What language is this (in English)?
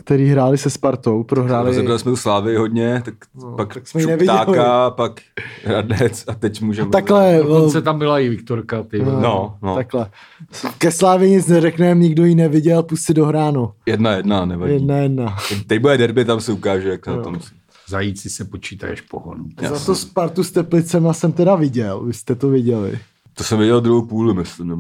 Czech